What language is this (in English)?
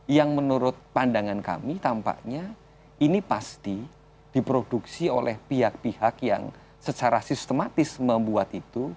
Indonesian